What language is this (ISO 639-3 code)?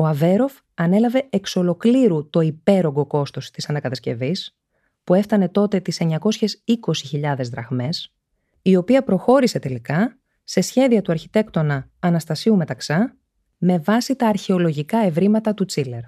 ell